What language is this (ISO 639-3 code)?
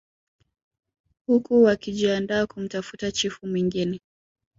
swa